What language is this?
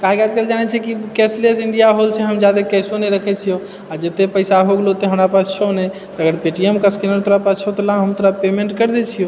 Maithili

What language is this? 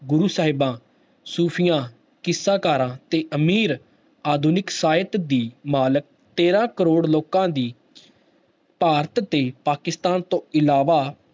Punjabi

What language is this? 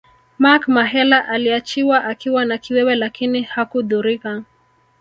Swahili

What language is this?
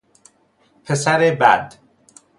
Persian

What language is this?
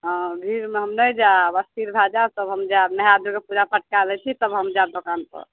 Maithili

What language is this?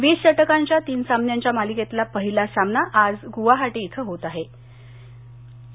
Marathi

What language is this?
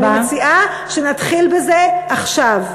Hebrew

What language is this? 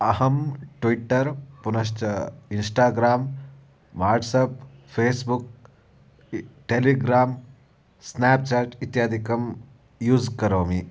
Sanskrit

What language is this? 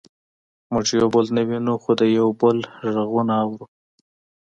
Pashto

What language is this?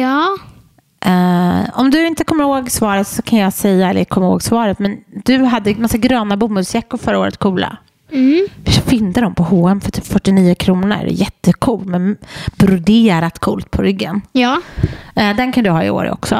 Swedish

